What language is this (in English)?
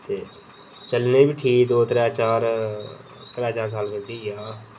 Dogri